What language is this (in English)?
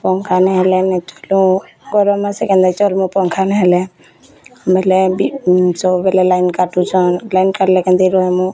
Odia